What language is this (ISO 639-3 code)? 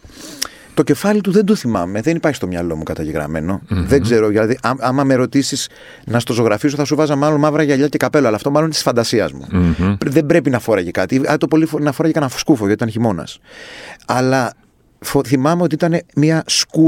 ell